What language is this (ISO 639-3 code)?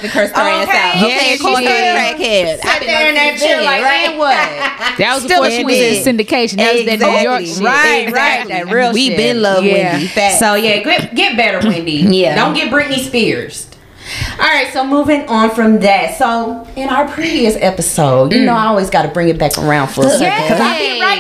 eng